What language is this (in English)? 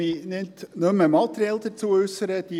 Swiss German